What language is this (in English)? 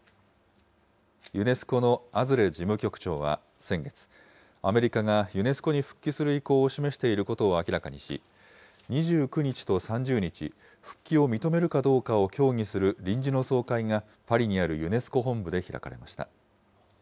Japanese